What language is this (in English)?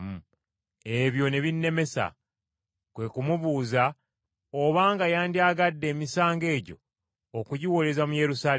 Ganda